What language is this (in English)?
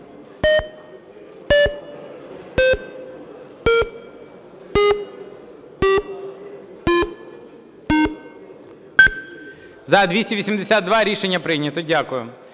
Ukrainian